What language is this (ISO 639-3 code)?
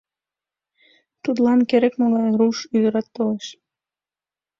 chm